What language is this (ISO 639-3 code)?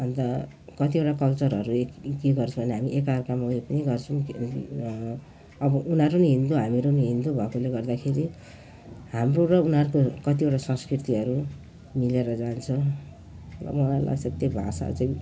nep